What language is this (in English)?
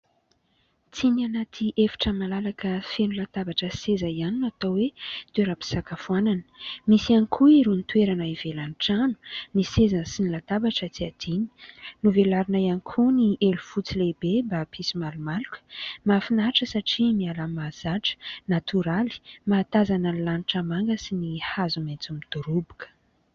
Malagasy